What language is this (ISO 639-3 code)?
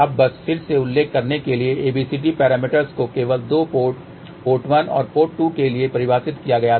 hin